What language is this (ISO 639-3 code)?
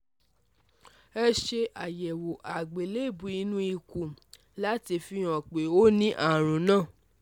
yor